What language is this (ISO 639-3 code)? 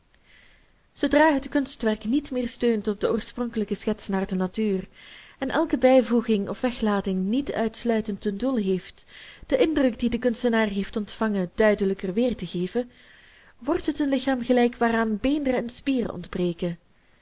nld